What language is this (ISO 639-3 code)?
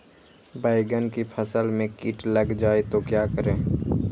mag